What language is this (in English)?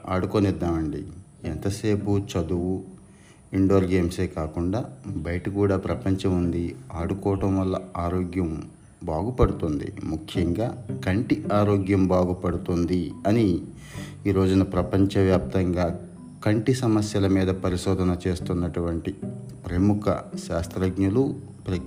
Telugu